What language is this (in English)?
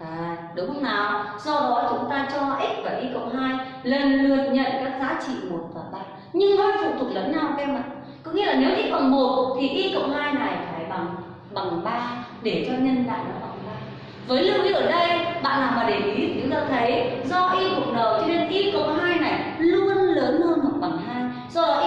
Vietnamese